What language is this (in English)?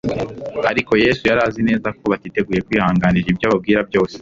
Kinyarwanda